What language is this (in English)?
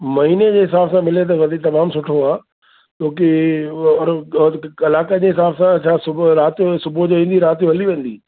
Sindhi